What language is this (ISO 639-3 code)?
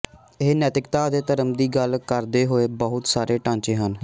pan